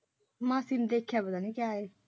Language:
Punjabi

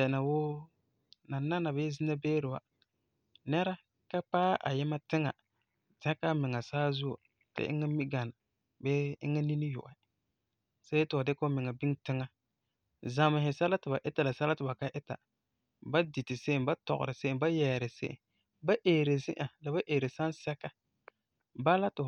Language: Frafra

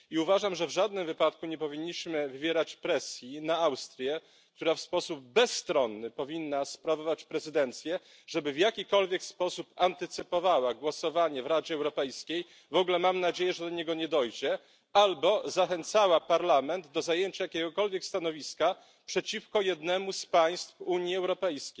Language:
Polish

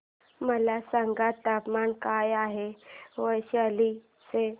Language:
Marathi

